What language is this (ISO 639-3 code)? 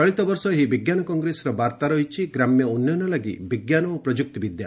ori